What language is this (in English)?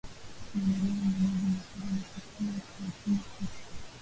Swahili